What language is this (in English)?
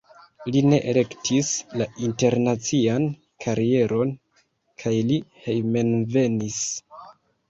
Esperanto